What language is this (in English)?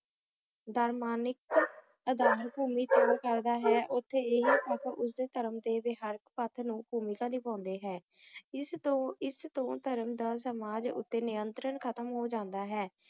Punjabi